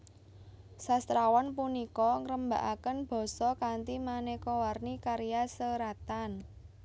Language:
Javanese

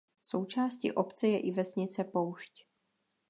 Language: Czech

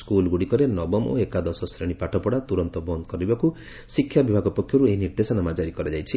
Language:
Odia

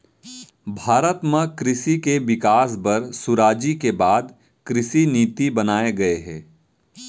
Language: Chhattisgarhi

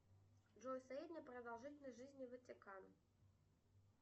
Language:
Russian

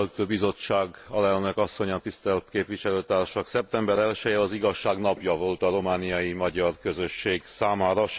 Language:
Hungarian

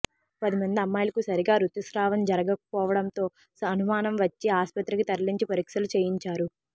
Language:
Telugu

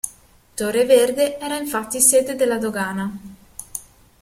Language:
Italian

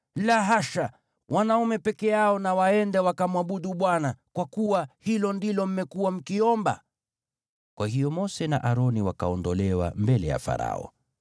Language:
Swahili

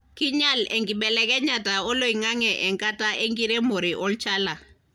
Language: Masai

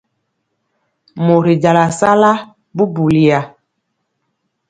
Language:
Mpiemo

